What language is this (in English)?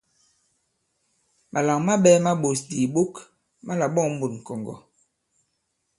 Bankon